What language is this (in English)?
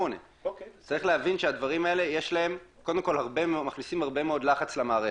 Hebrew